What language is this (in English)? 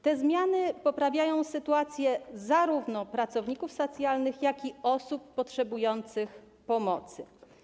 Polish